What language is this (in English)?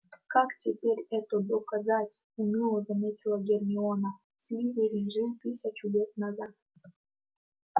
Russian